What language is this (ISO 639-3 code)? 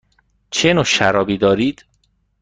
fas